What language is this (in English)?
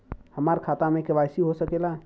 Bhojpuri